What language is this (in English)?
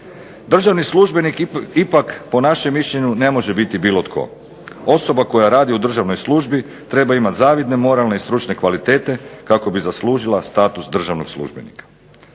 Croatian